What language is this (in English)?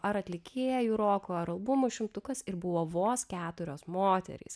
Lithuanian